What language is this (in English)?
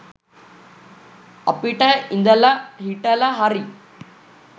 Sinhala